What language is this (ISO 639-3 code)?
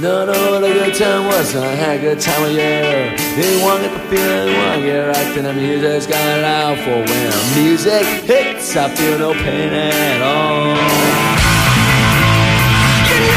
ell